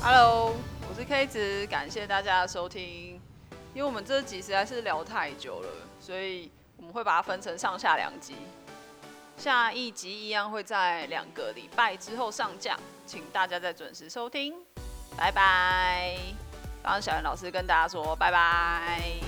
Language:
Chinese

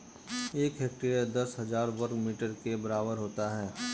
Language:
Hindi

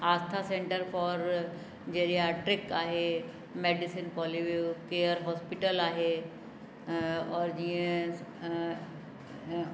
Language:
Sindhi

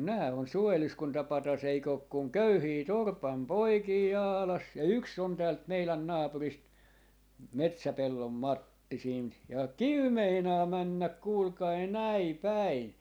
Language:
Finnish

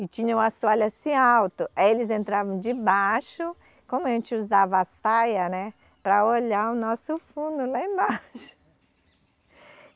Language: Portuguese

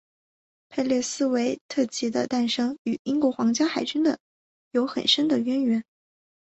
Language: Chinese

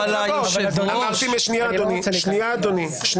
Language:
Hebrew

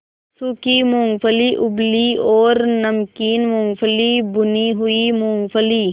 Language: Hindi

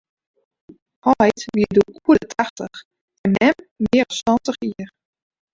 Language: Western Frisian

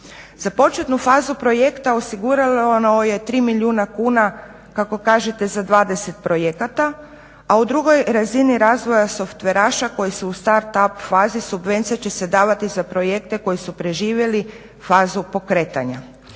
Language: Croatian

